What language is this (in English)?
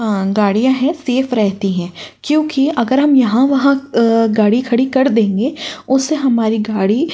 Hindi